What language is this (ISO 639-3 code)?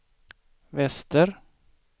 swe